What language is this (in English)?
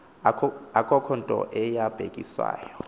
Xhosa